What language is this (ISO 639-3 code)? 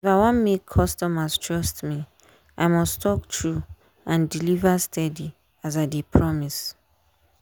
pcm